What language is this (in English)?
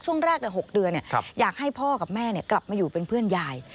Thai